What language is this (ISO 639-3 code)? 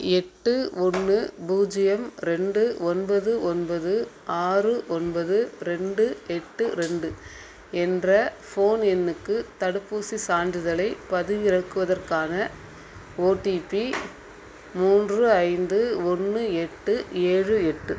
tam